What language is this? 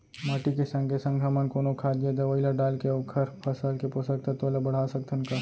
Chhattisgarhi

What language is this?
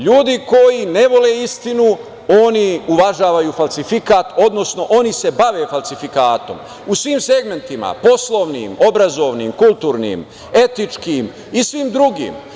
Serbian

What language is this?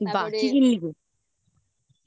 Bangla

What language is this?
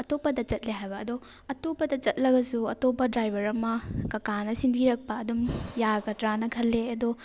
Manipuri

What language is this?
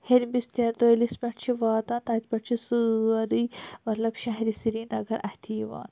Kashmiri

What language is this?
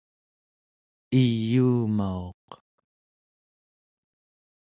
Central Yupik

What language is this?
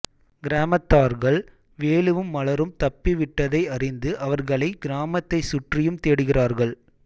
Tamil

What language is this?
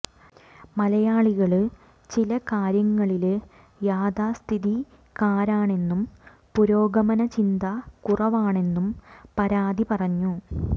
Malayalam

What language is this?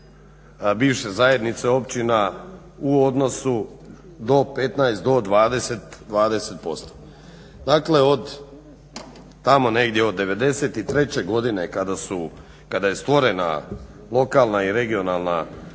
Croatian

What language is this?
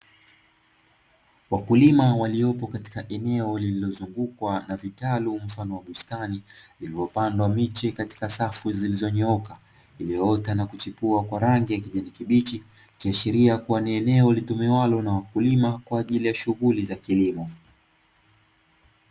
Swahili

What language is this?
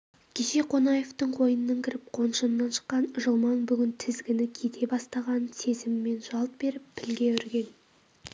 Kazakh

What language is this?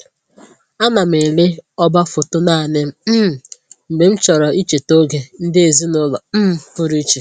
Igbo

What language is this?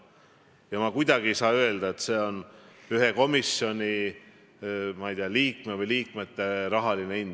Estonian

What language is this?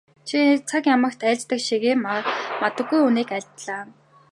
Mongolian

